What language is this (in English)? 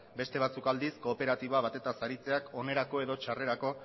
Basque